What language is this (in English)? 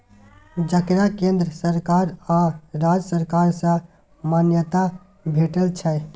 Maithili